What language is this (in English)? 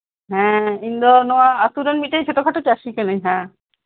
Santali